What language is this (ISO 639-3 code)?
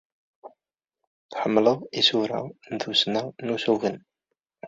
kab